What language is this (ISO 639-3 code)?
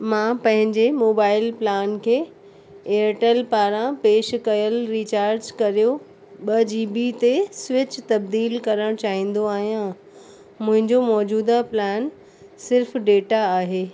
snd